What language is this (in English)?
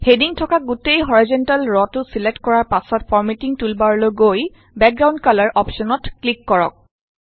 Assamese